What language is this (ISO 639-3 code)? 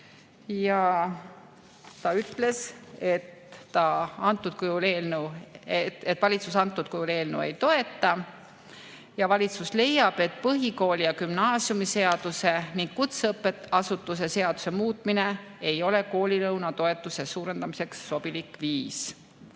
est